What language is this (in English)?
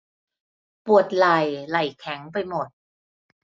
Thai